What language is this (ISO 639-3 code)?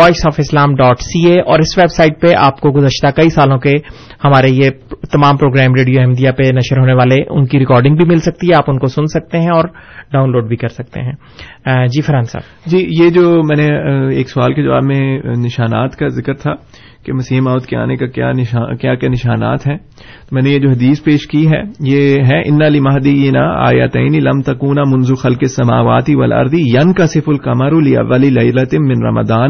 urd